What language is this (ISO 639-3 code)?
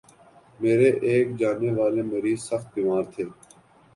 urd